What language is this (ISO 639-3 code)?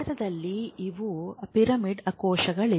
kan